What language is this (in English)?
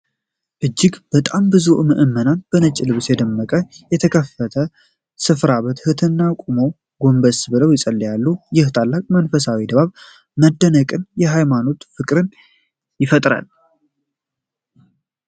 Amharic